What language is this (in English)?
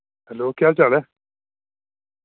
Dogri